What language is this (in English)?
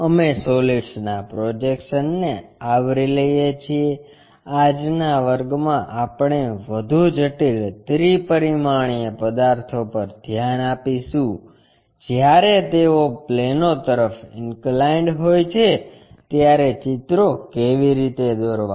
Gujarati